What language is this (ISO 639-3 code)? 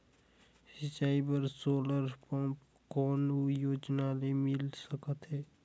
hne